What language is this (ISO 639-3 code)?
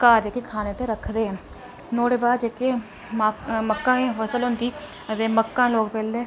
doi